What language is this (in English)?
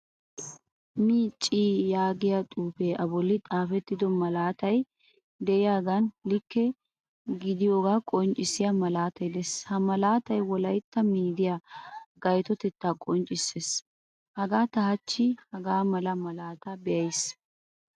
Wolaytta